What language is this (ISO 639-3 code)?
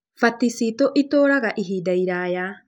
kik